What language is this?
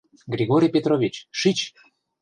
Mari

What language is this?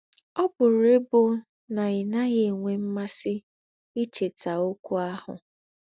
Igbo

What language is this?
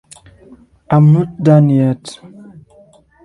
English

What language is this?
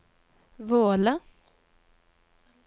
Norwegian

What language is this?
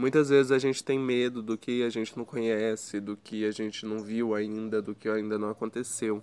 Portuguese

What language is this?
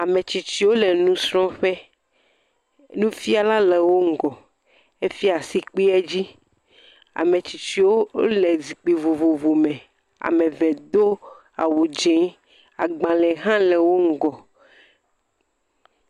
Ewe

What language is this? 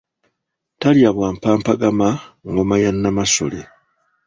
Ganda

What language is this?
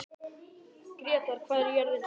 Icelandic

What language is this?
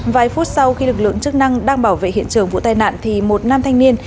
Vietnamese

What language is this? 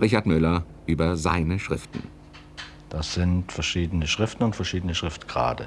German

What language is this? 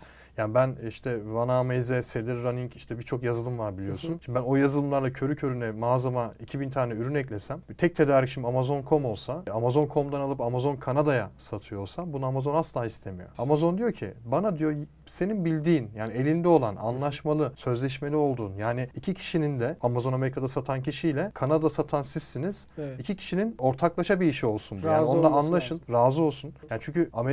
Turkish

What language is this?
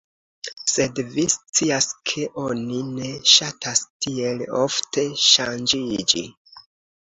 Esperanto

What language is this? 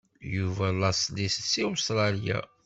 Kabyle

